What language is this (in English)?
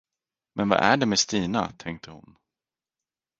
Swedish